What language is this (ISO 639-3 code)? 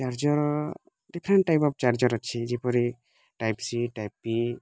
ori